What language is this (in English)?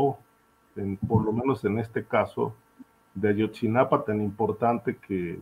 Spanish